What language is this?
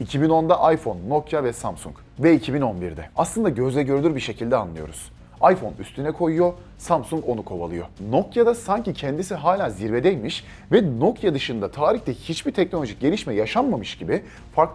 Turkish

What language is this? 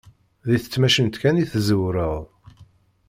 Kabyle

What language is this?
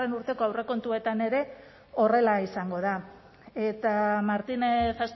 Basque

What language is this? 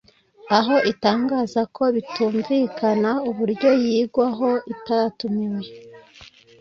Kinyarwanda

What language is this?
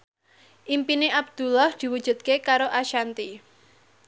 Javanese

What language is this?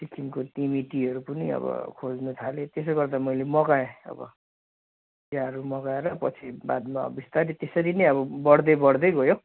Nepali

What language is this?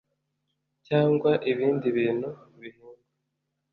Kinyarwanda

